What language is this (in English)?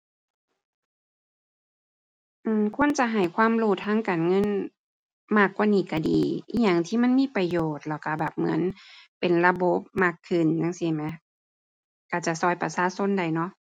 Thai